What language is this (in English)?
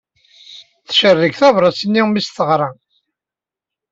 Kabyle